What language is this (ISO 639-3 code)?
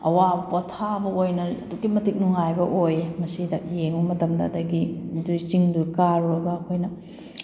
mni